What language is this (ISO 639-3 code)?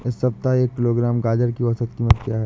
hin